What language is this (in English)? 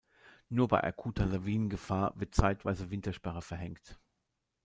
German